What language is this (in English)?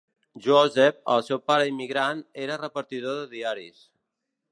Catalan